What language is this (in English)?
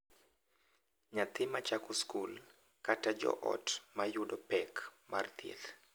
Luo (Kenya and Tanzania)